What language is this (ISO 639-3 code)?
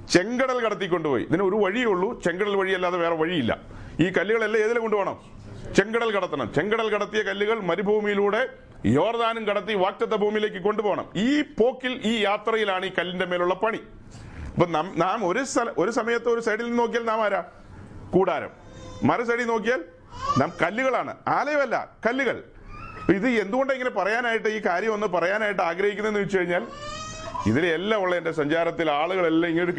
mal